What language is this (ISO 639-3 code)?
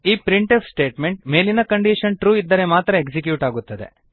kan